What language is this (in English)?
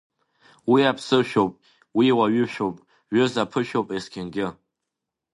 Abkhazian